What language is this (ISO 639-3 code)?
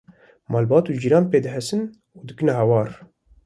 kur